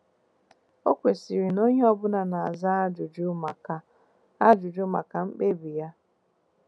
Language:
Igbo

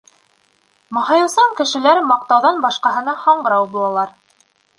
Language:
Bashkir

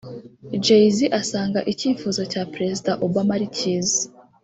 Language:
Kinyarwanda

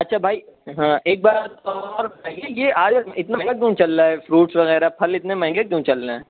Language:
Urdu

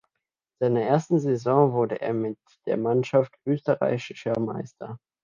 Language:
German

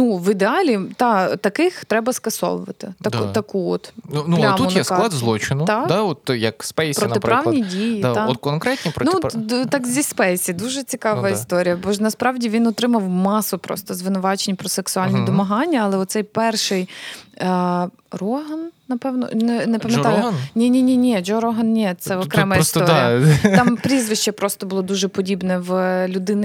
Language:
Ukrainian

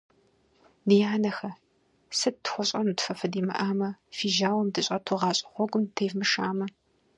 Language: Kabardian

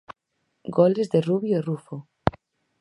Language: Galician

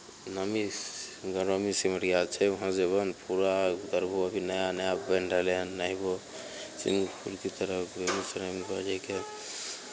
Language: Maithili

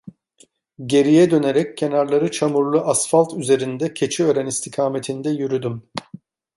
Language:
Turkish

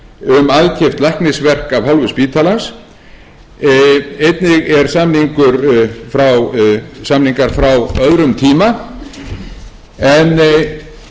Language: Icelandic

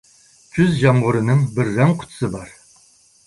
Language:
Uyghur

